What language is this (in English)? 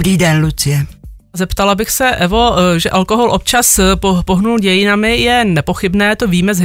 Czech